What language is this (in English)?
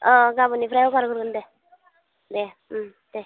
Bodo